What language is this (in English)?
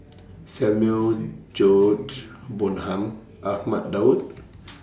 English